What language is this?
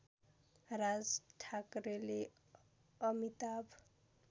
Nepali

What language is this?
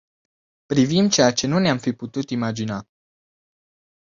Romanian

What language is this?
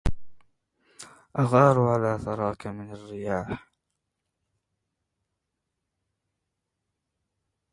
Arabic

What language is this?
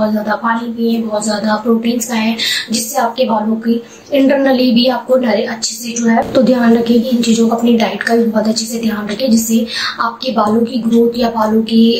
Hindi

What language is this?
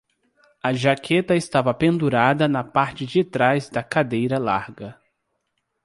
Portuguese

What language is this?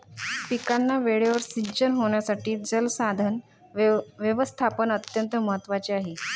Marathi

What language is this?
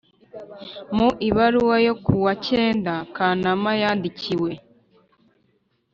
Kinyarwanda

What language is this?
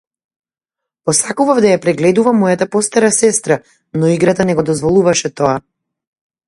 Macedonian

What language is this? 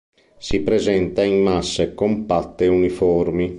Italian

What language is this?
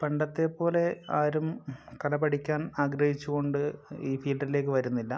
Malayalam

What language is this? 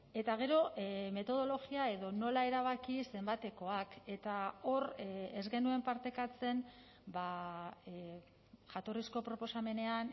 Basque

